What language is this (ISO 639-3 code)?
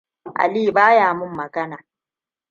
hau